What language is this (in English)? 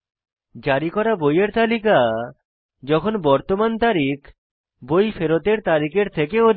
Bangla